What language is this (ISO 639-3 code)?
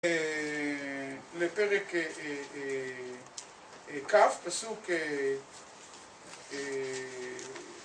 heb